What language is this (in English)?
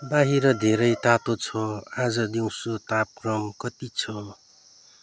Nepali